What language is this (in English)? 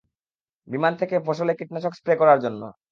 Bangla